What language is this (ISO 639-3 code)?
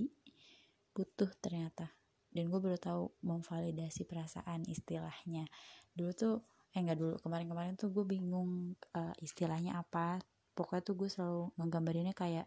ind